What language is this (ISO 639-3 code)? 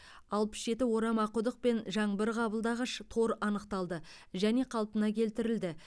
kaz